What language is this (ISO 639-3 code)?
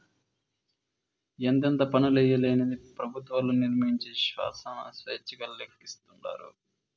tel